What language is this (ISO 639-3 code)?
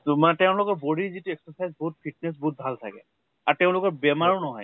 asm